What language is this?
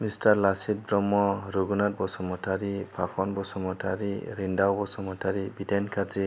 Bodo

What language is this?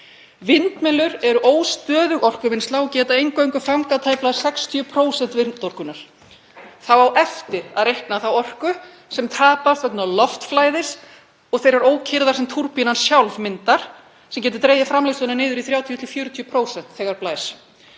Icelandic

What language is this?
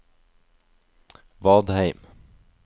Norwegian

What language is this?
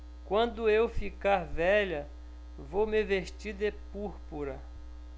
Portuguese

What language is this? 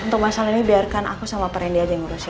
Indonesian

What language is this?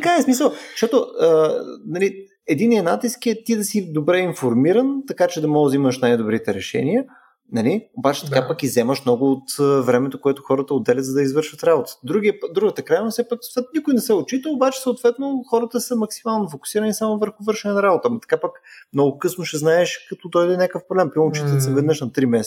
Bulgarian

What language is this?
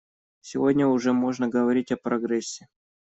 Russian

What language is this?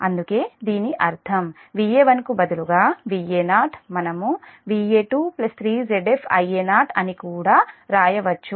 Telugu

